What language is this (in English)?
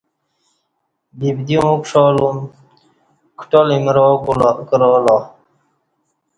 Kati